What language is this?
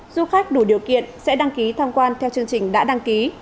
Vietnamese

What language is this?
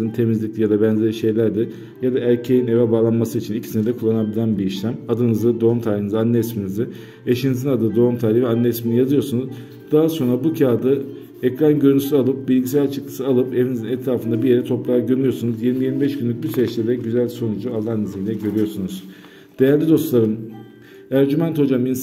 Turkish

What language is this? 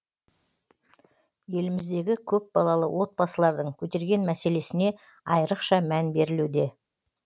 Kazakh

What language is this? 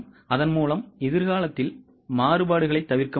Tamil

